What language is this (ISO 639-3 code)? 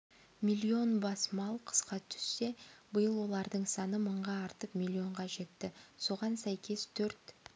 kaz